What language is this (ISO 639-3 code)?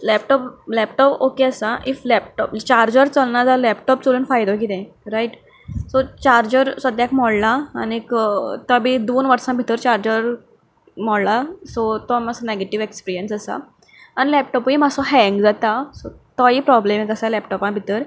kok